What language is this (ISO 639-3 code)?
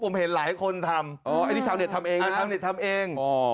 tha